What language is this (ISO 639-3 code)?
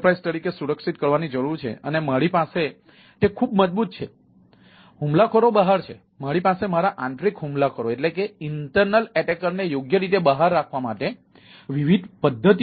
guj